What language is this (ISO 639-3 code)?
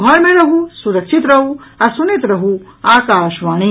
mai